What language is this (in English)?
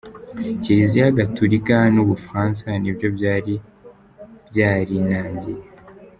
Kinyarwanda